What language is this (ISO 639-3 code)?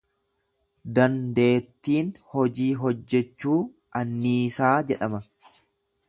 orm